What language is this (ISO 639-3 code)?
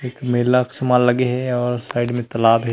hne